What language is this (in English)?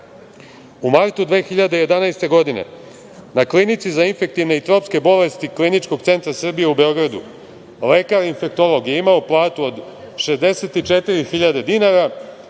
Serbian